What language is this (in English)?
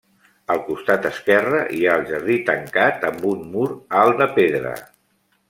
Catalan